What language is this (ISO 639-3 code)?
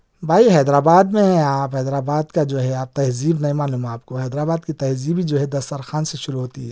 urd